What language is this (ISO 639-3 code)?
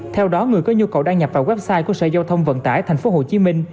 vie